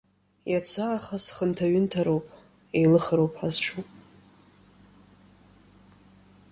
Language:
Abkhazian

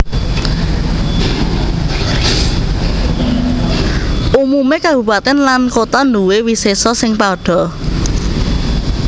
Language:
Javanese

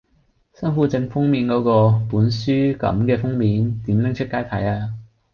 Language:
Cantonese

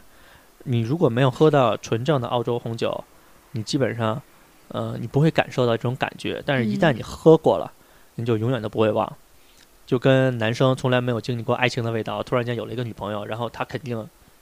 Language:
Chinese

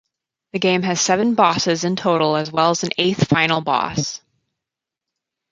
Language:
English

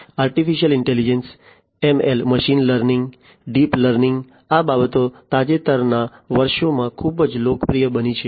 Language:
Gujarati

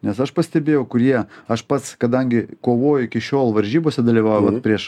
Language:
Lithuanian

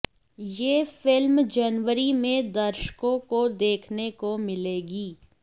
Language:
Hindi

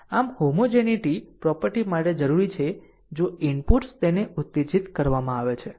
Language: Gujarati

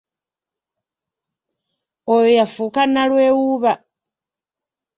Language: Ganda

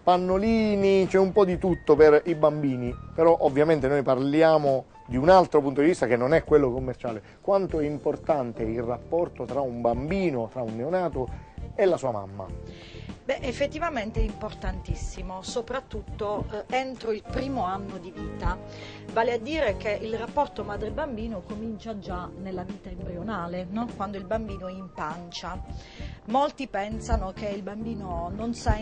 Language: Italian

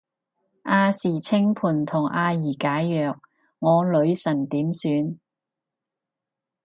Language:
Cantonese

